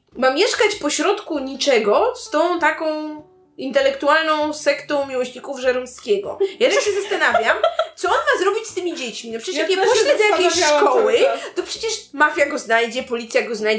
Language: Polish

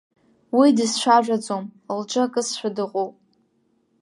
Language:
Abkhazian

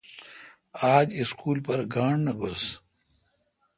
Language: Kalkoti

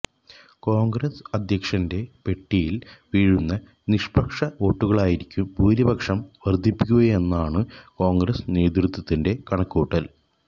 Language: Malayalam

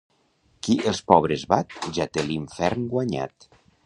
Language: Catalan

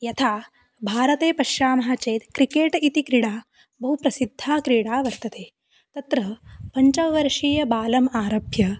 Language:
Sanskrit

